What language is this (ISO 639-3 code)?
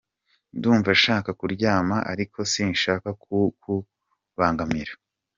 kin